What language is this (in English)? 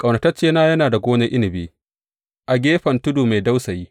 Hausa